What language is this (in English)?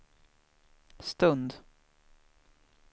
Swedish